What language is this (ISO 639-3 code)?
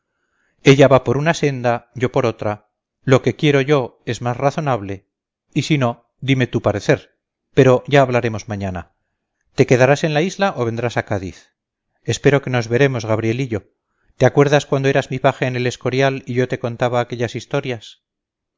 spa